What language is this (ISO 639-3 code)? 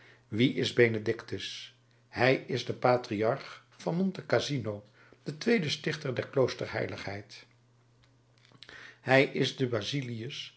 nld